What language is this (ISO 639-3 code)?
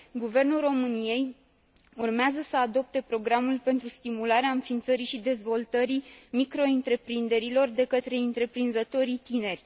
ron